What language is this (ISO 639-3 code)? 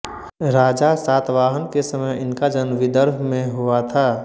hin